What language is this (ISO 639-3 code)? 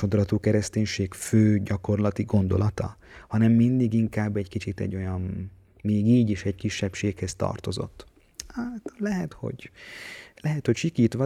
hun